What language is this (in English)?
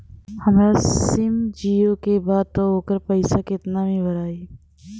Bhojpuri